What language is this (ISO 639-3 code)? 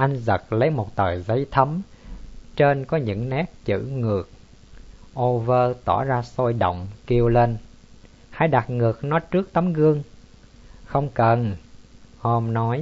vie